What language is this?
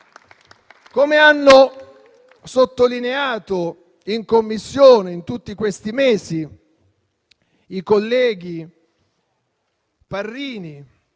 Italian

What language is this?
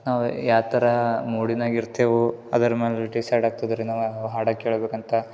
Kannada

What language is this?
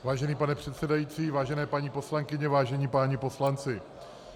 Czech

